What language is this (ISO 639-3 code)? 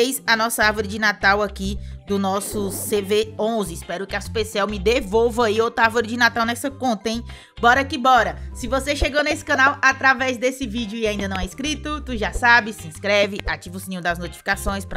por